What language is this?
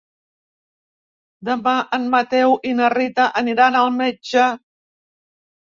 Catalan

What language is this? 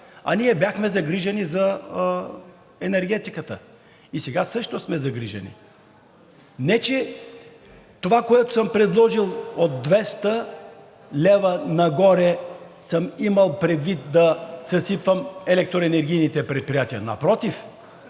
Bulgarian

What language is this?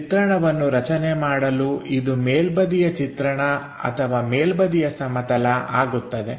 Kannada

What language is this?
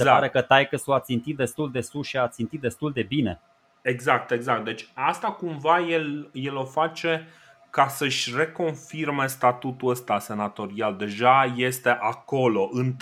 Romanian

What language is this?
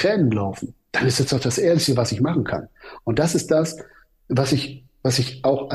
German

